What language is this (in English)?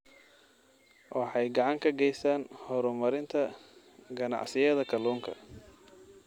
Somali